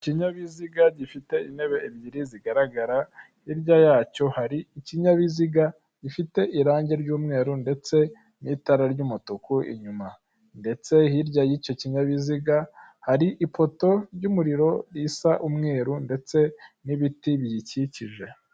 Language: Kinyarwanda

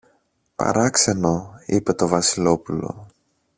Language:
Greek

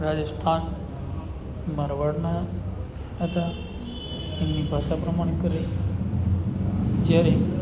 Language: Gujarati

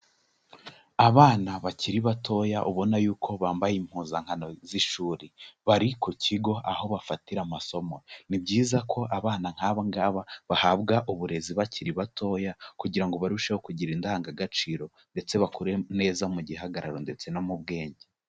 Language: Kinyarwanda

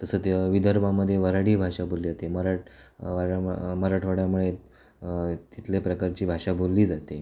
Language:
Marathi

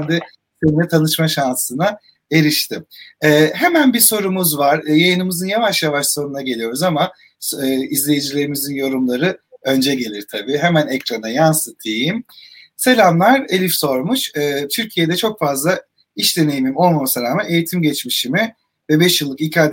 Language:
Turkish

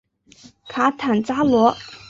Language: Chinese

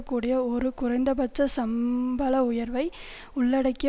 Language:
Tamil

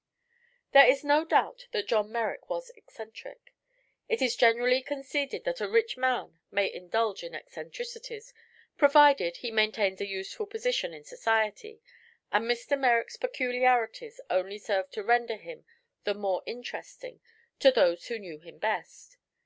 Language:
English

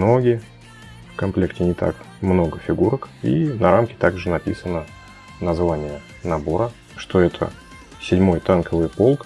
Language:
Russian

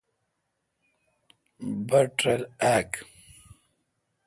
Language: Kalkoti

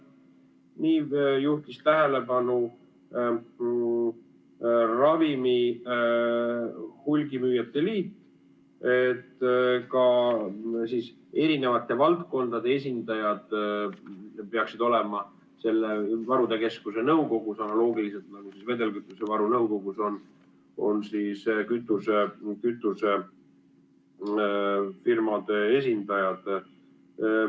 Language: Estonian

